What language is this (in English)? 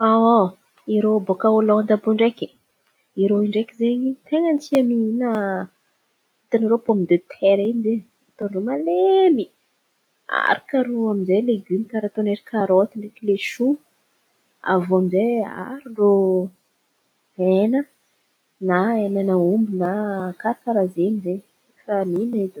Antankarana Malagasy